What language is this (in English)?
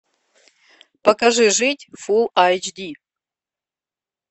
Russian